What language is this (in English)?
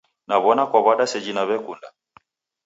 Taita